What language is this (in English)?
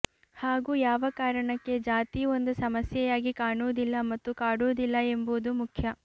Kannada